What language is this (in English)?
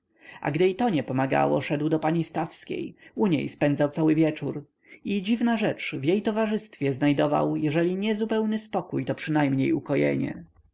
Polish